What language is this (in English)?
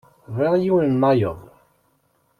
Kabyle